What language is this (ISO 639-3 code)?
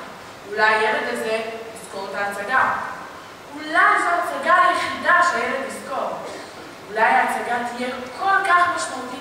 heb